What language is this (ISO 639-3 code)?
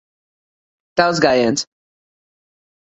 lav